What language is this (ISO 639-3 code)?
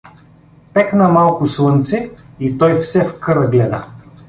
bul